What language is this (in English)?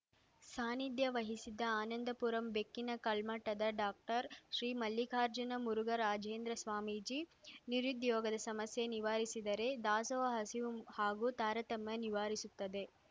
Kannada